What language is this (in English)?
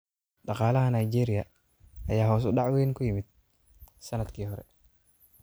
Somali